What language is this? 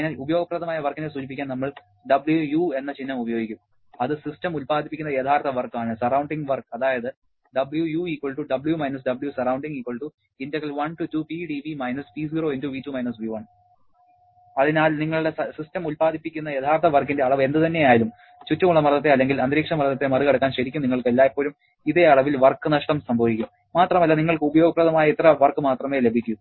Malayalam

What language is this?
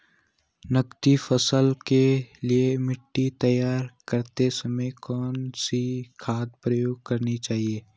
Hindi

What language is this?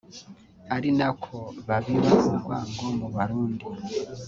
Kinyarwanda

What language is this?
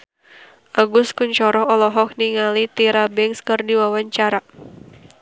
Sundanese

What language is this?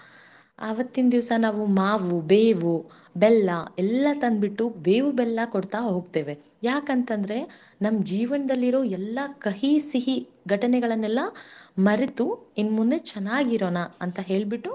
Kannada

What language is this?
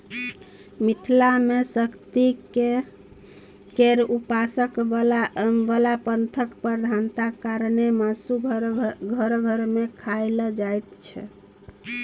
Maithili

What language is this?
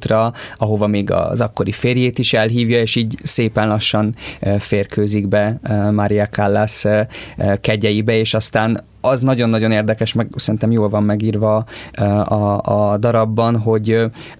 Hungarian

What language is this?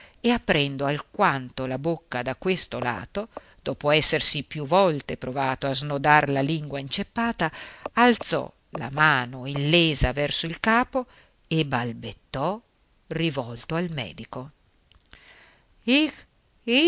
Italian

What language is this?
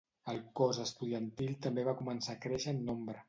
Catalan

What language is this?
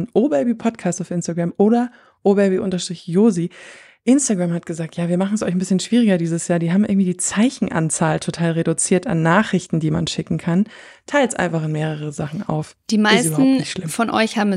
German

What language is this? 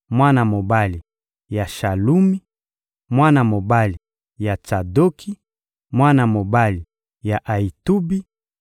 Lingala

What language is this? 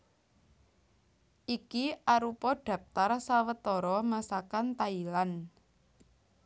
Javanese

